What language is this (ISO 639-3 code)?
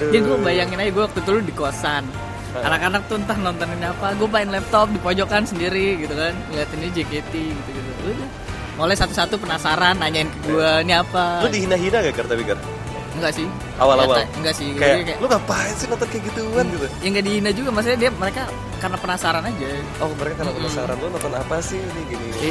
ind